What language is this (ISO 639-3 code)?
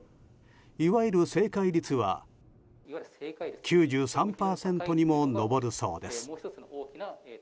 jpn